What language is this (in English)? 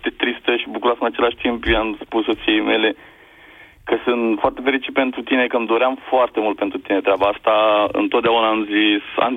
Romanian